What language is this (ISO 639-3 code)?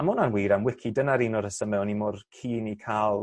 cym